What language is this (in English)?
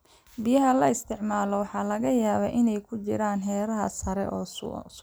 Somali